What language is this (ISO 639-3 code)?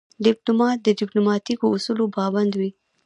pus